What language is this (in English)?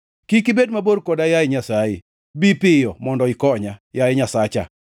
Luo (Kenya and Tanzania)